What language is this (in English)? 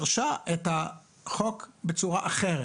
Hebrew